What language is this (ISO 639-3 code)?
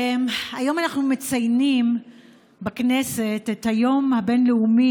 heb